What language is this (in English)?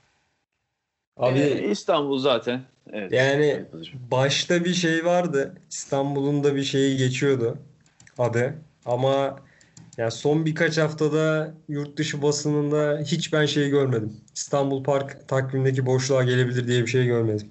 Turkish